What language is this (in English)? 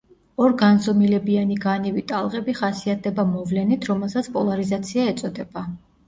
Georgian